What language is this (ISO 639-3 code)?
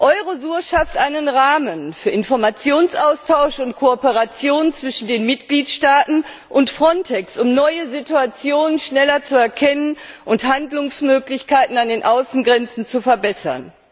deu